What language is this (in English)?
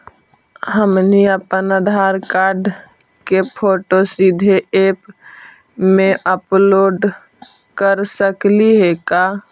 Magahi